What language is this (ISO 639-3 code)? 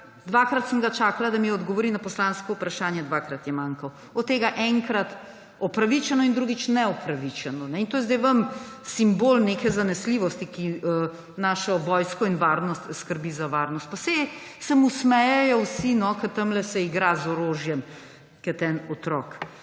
slv